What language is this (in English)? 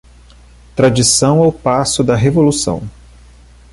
Portuguese